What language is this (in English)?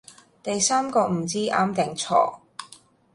Cantonese